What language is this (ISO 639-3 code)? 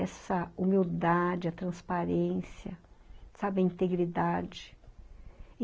por